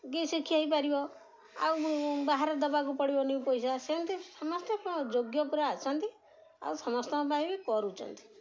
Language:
Odia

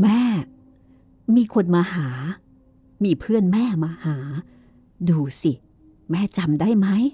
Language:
Thai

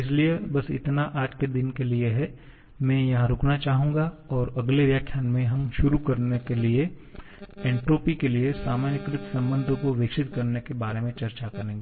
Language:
Hindi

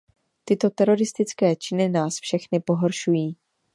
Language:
Czech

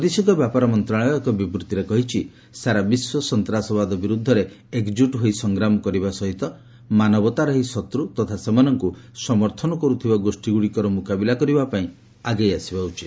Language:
Odia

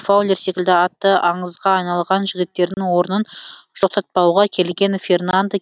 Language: Kazakh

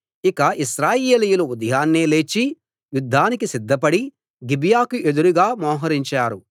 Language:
Telugu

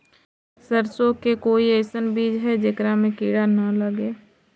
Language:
Magahi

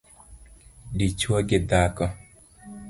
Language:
Luo (Kenya and Tanzania)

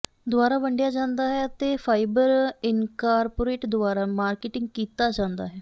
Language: Punjabi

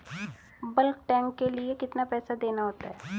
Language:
Hindi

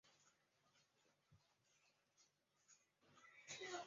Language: Chinese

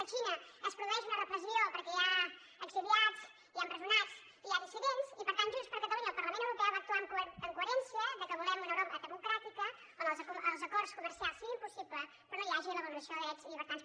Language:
Catalan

